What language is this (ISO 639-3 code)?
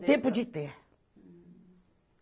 por